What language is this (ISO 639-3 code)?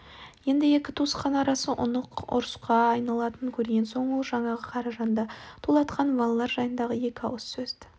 kaz